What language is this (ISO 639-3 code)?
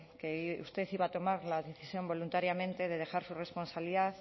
spa